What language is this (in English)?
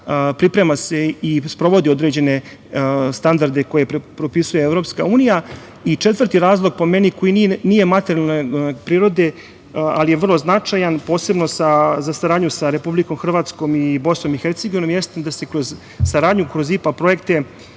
Serbian